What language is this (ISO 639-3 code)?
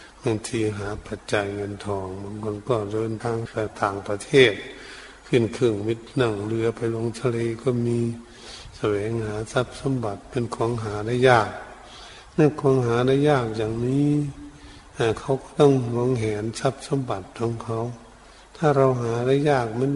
tha